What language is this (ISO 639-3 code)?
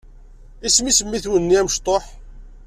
kab